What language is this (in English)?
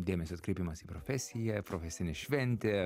Lithuanian